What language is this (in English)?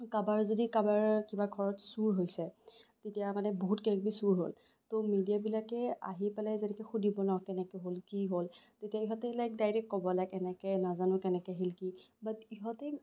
Assamese